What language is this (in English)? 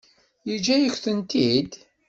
Kabyle